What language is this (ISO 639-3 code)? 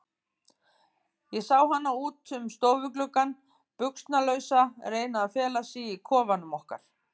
isl